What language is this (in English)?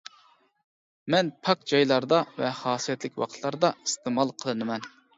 Uyghur